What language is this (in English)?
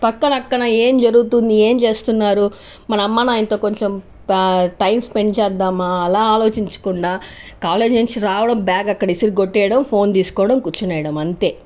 Telugu